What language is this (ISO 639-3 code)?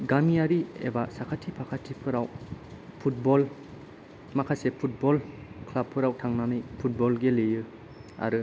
brx